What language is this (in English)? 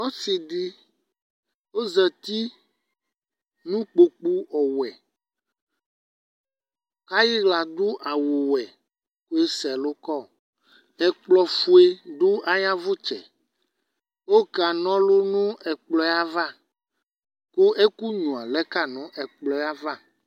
Ikposo